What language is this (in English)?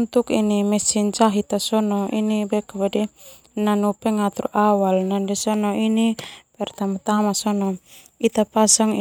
Termanu